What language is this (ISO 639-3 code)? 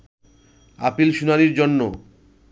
ben